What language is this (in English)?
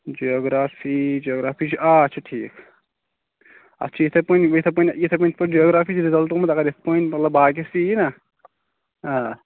Kashmiri